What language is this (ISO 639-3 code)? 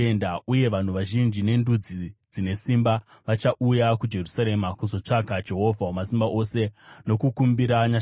sna